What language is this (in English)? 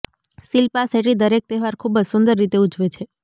Gujarati